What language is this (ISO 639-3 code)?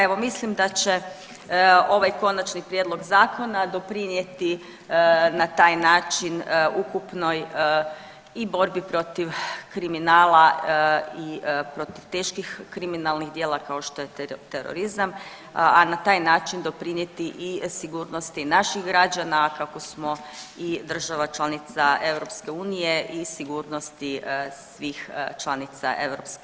hrv